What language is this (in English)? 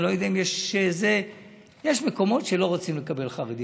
Hebrew